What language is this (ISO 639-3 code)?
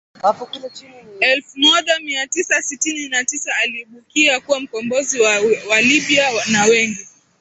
swa